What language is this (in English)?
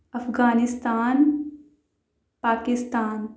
Urdu